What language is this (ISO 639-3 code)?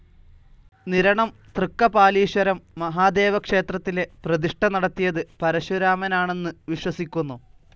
mal